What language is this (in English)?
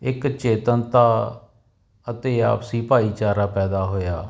Punjabi